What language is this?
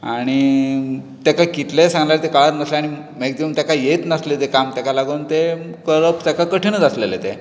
Konkani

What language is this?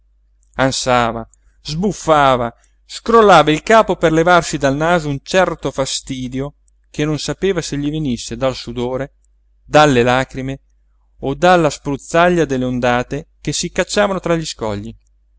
Italian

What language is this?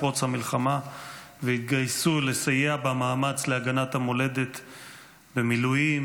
Hebrew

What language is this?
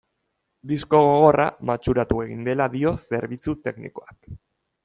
Basque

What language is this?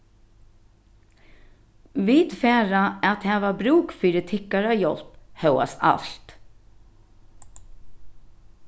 Faroese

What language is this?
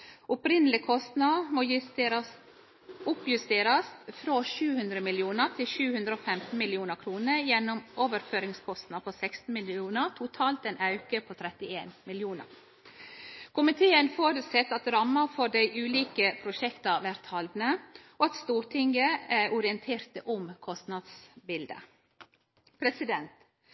Norwegian Nynorsk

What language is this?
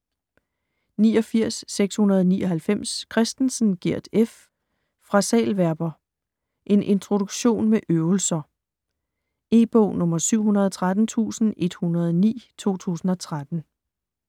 Danish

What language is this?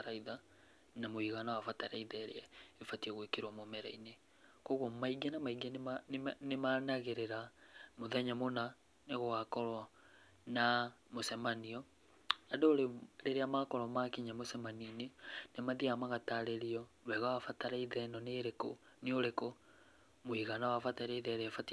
Kikuyu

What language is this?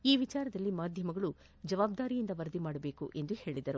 Kannada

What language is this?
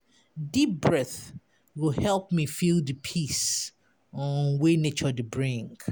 Nigerian Pidgin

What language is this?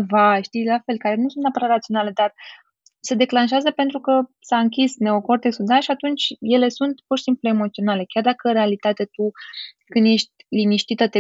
Romanian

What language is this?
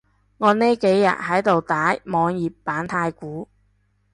Cantonese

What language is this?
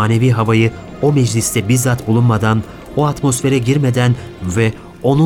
Turkish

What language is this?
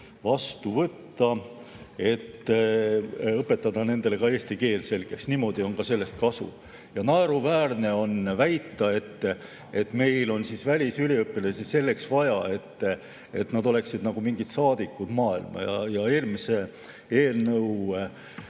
Estonian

